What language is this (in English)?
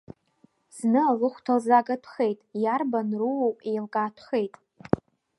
Abkhazian